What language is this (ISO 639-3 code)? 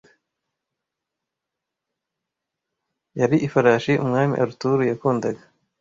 kin